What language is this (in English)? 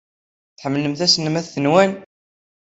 Kabyle